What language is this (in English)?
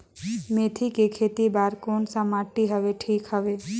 Chhattisgarhi